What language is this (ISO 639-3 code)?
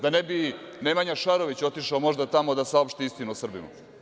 srp